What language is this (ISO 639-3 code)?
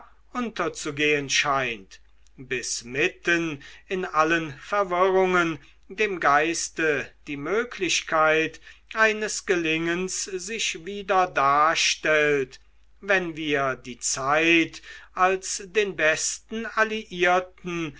deu